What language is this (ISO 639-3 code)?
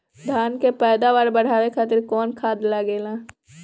bho